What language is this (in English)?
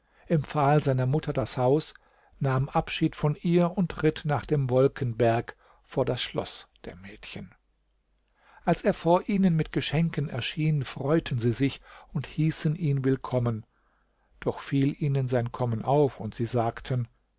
German